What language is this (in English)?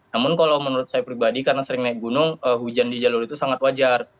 Indonesian